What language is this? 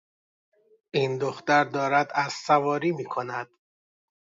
Persian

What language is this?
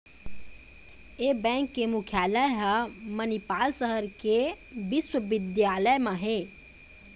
Chhattisgarhi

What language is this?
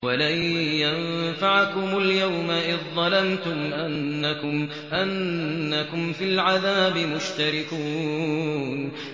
Arabic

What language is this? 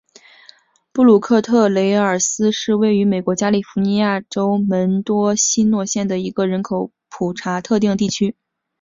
Chinese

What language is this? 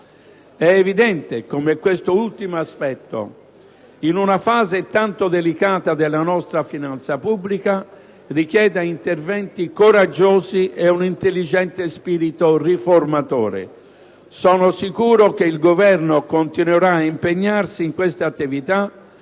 Italian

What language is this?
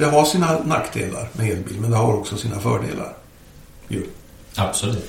Swedish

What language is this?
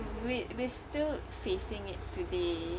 English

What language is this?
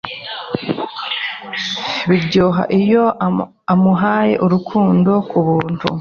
Kinyarwanda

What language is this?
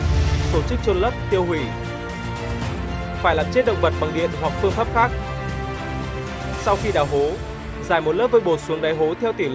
Vietnamese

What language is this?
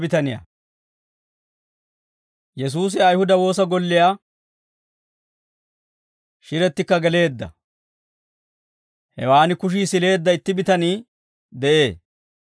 Dawro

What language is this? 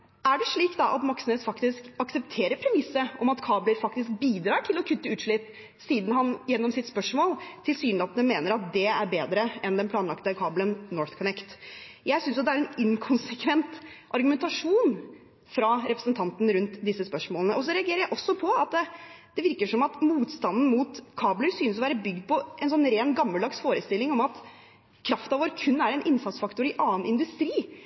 Norwegian Bokmål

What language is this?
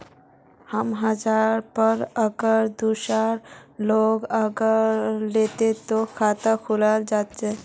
Magahi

